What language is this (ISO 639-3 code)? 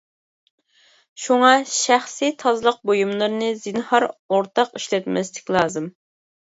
uig